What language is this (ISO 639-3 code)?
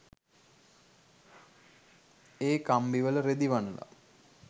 sin